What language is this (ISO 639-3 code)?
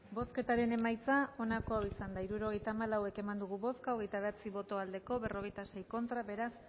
eus